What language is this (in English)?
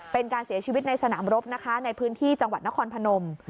Thai